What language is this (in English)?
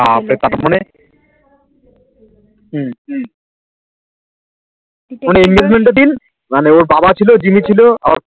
Bangla